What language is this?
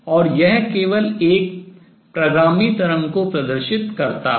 Hindi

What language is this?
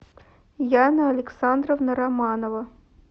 Russian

